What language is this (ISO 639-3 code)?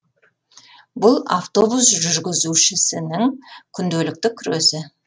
kaz